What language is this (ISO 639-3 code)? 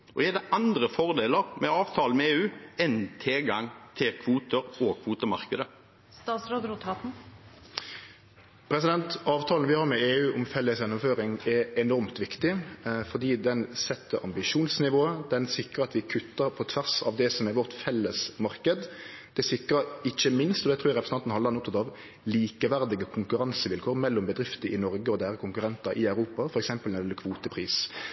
nor